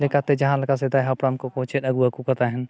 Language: Santali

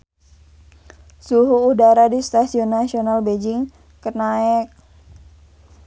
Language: Sundanese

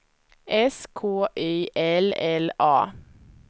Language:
Swedish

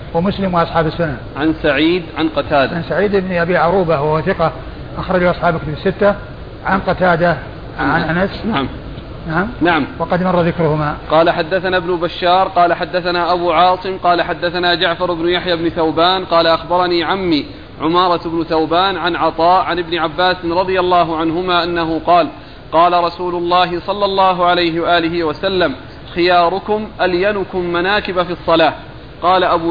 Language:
Arabic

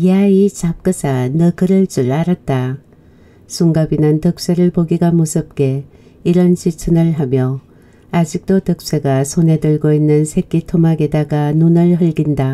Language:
Korean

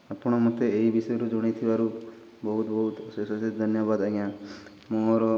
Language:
Odia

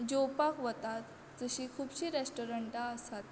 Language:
Konkani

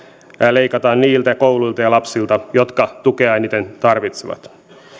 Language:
Finnish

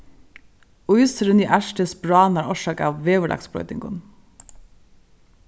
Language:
Faroese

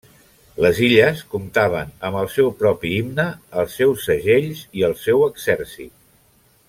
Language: Catalan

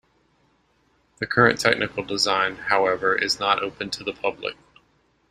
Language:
English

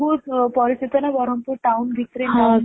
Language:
Odia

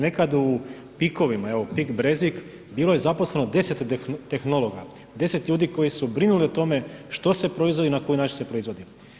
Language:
Croatian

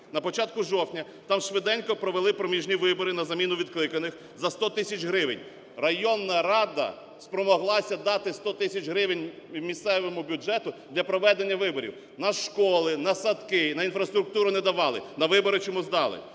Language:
Ukrainian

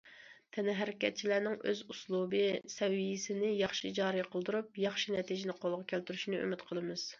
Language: Uyghur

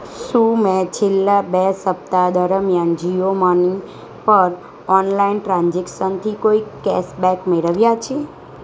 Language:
Gujarati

